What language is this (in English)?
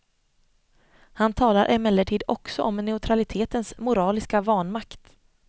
Swedish